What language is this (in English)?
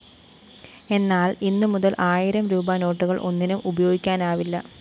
Malayalam